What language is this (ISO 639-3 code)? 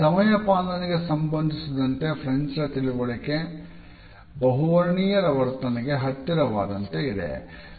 kan